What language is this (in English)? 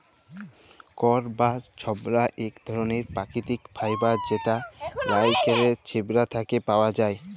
Bangla